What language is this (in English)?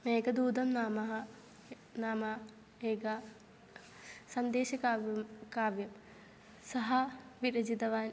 Sanskrit